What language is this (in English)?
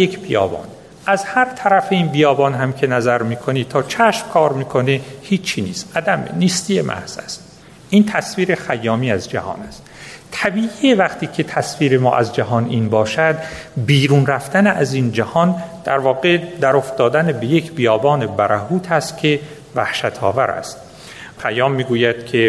Persian